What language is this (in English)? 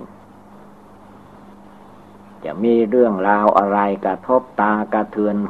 Thai